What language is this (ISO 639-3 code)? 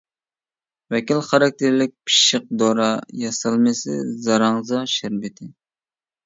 uig